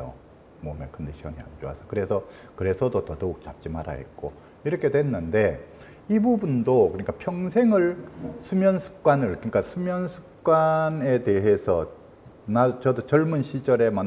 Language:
Korean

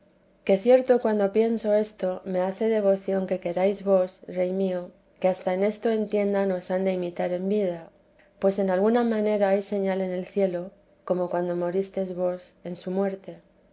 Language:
Spanish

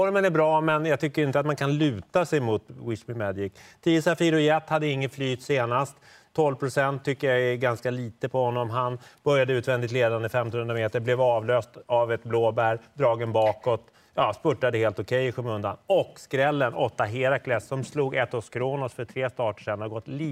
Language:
Swedish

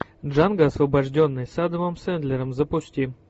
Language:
Russian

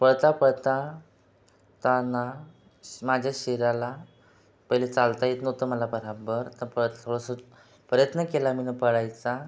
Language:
Marathi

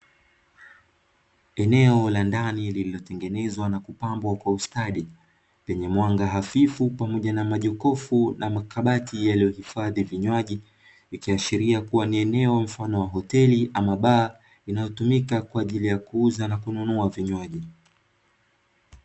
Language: Swahili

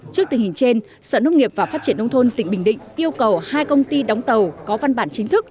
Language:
Vietnamese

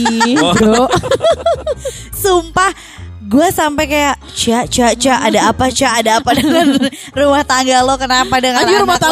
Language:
Indonesian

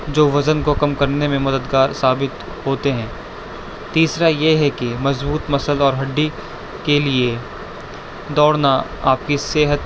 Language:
Urdu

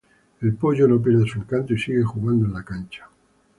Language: Spanish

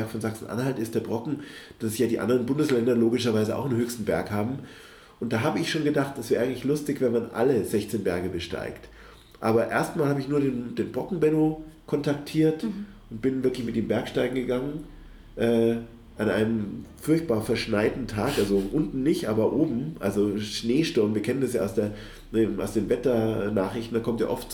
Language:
German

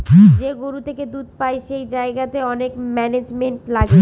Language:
Bangla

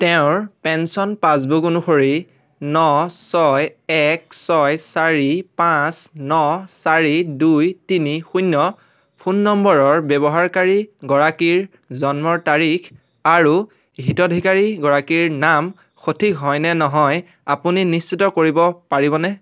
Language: Assamese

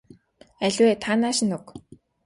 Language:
Mongolian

